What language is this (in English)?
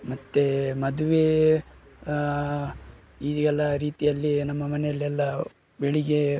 Kannada